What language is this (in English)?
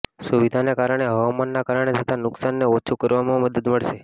Gujarati